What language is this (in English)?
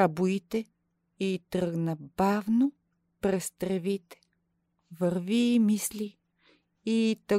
Bulgarian